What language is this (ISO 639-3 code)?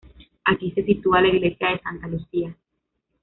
spa